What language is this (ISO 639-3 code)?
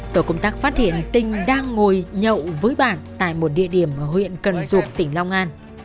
vie